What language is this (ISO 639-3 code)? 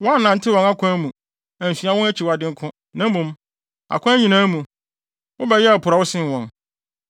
aka